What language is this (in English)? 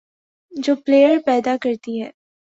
Urdu